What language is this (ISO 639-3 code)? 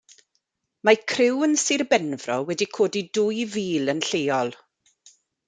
cym